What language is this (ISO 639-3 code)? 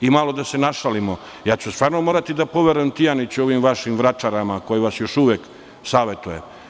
srp